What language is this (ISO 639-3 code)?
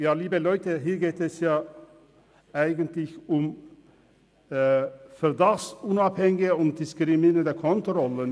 gsw